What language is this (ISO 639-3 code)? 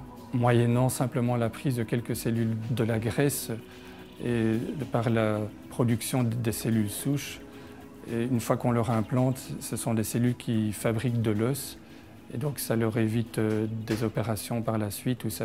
fra